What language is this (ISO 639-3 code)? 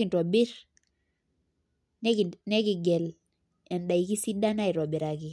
mas